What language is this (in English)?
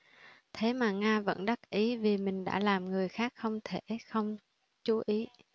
Vietnamese